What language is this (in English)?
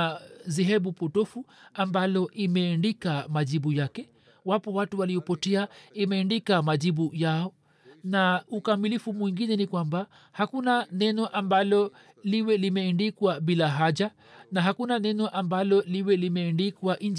Swahili